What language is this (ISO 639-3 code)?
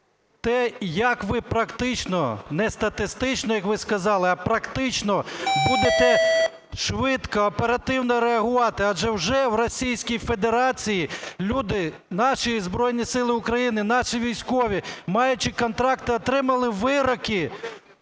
ukr